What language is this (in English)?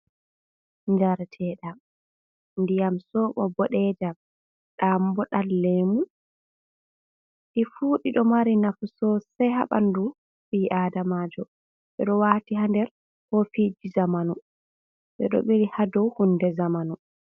Fula